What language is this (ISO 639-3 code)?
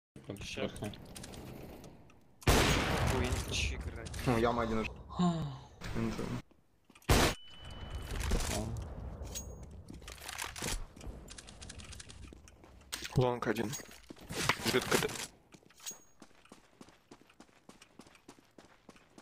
rus